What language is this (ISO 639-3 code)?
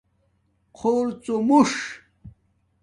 dmk